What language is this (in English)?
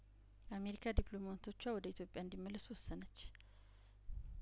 Amharic